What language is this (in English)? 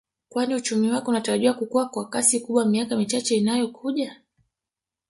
Swahili